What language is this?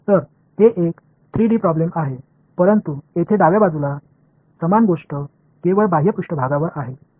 Marathi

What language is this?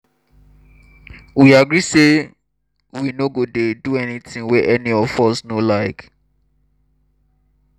Nigerian Pidgin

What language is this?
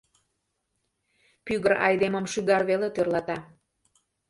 Mari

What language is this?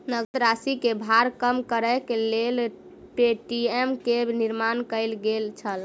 Maithili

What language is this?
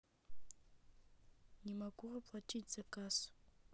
Russian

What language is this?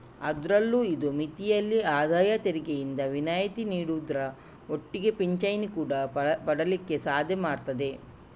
Kannada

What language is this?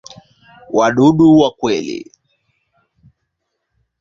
Swahili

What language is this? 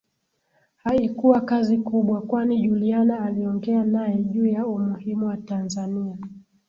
Swahili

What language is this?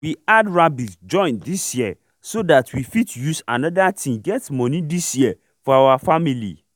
Nigerian Pidgin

